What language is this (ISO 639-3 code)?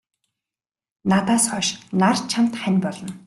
mon